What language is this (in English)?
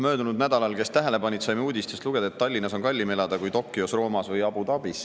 Estonian